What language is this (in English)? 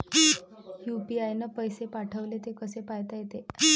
Marathi